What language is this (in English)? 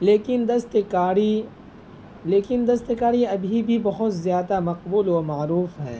Urdu